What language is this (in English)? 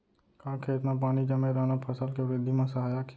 Chhattisgarhi